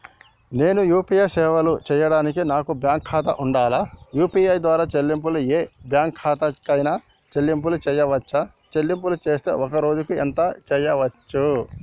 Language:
Telugu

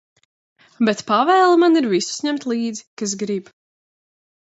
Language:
Latvian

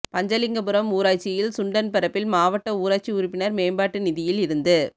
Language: Tamil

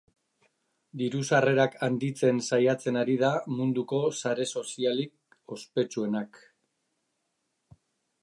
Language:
Basque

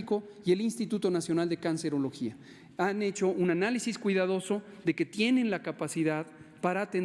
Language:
Spanish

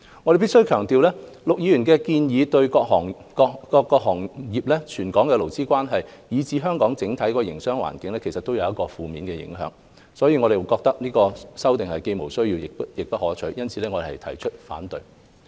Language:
Cantonese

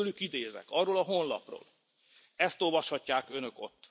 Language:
Hungarian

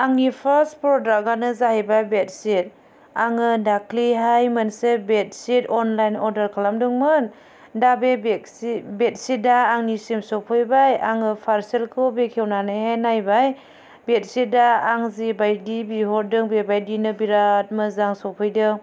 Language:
Bodo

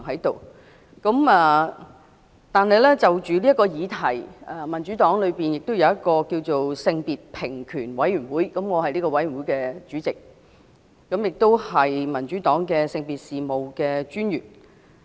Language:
Cantonese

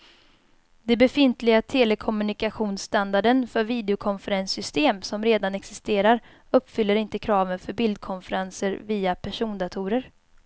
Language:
Swedish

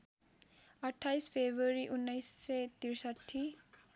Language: Nepali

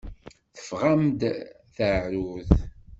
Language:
Kabyle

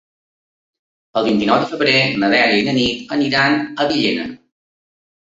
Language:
Catalan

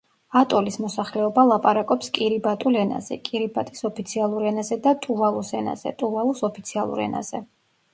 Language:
Georgian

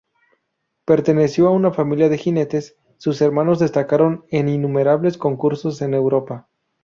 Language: Spanish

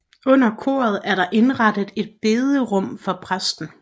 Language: Danish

